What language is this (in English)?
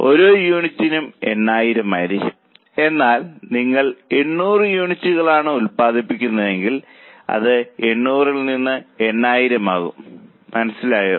Malayalam